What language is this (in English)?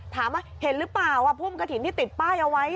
Thai